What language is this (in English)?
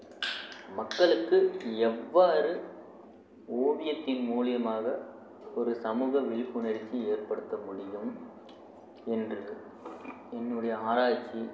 Tamil